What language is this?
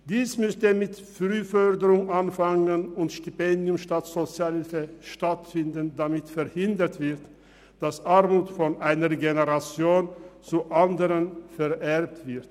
Swiss German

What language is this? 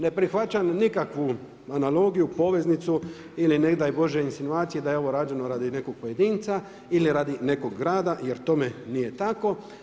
Croatian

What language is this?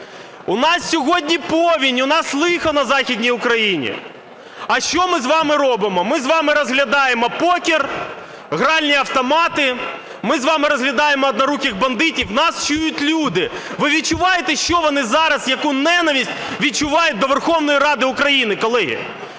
Ukrainian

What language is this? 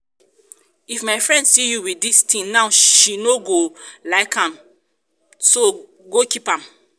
Nigerian Pidgin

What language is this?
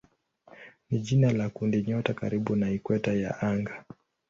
Swahili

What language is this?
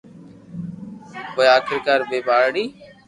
Loarki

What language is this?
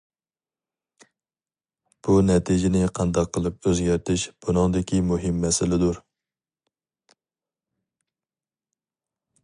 Uyghur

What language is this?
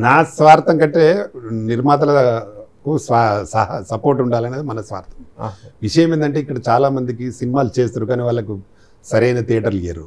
Telugu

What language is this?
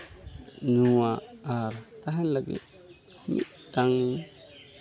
Santali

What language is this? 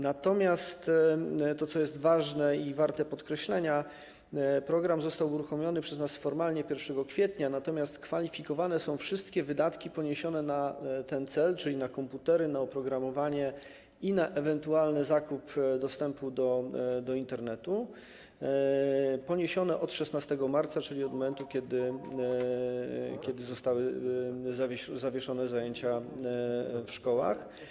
Polish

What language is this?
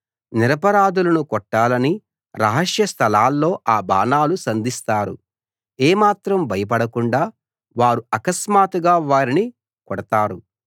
Telugu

